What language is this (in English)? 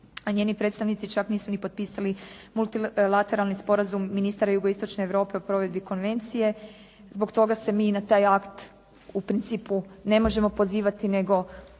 Croatian